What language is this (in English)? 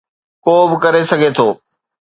Sindhi